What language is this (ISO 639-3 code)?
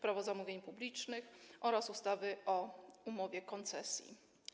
pol